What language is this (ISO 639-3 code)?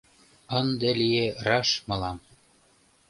chm